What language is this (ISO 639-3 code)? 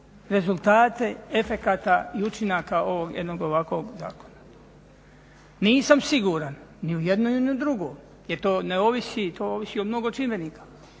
hrv